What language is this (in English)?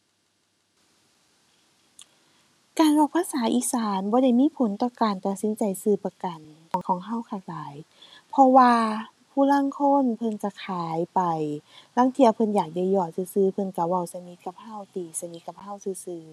Thai